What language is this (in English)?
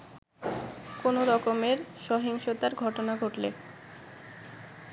Bangla